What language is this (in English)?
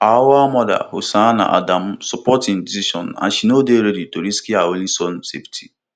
Nigerian Pidgin